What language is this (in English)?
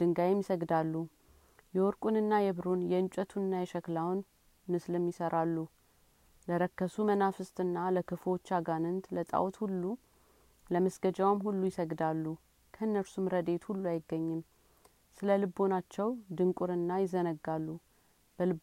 Amharic